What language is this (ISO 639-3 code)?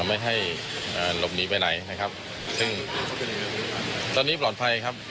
tha